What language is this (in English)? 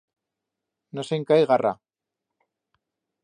Aragonese